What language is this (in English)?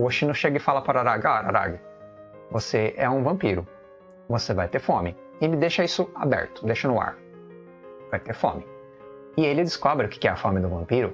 Portuguese